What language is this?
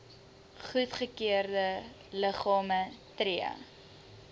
Afrikaans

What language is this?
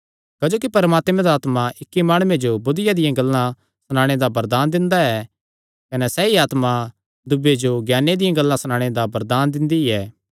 Kangri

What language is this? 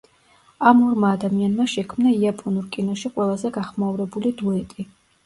Georgian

